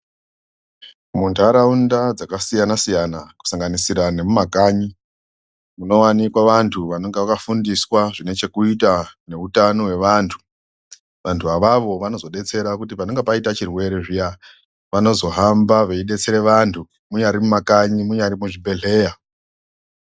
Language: Ndau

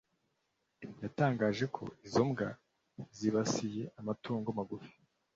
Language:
Kinyarwanda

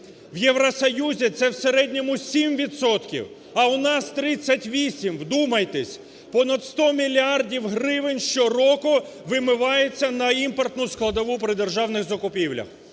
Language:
Ukrainian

